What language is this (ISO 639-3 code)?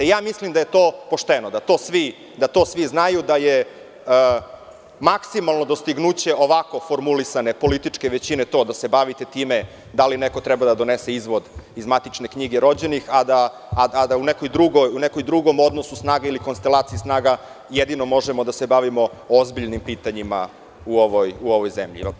srp